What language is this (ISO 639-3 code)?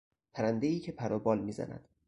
fas